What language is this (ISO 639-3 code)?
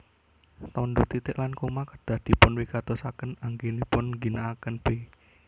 jav